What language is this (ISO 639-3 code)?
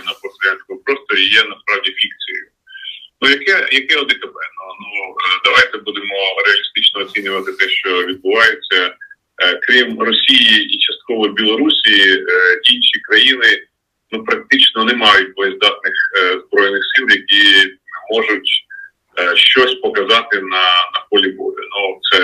ukr